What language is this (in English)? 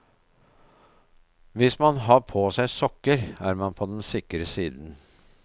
Norwegian